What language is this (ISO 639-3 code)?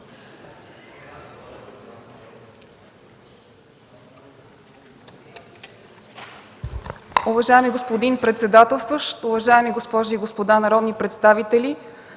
bul